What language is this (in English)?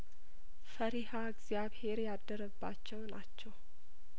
Amharic